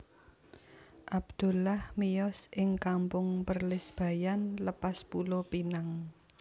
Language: Javanese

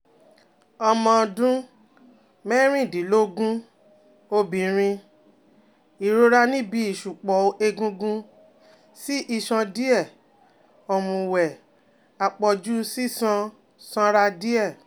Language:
Yoruba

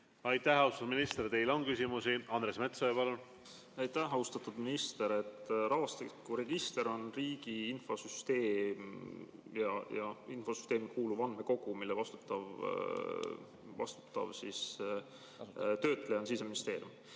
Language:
Estonian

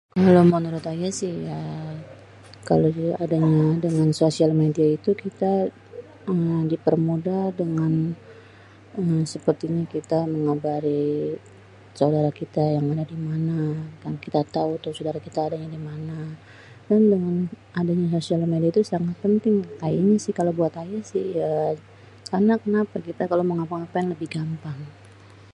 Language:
Betawi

